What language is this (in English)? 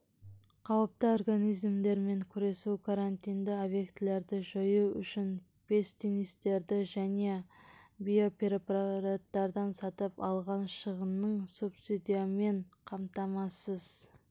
Kazakh